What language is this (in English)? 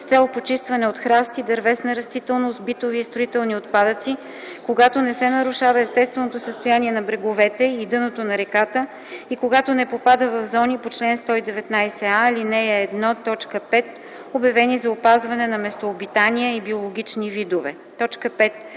Bulgarian